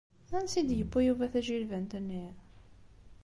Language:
Kabyle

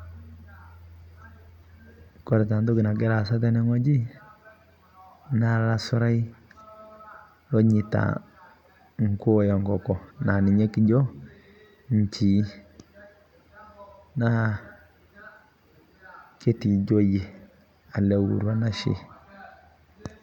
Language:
Masai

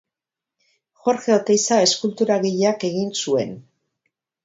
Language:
Basque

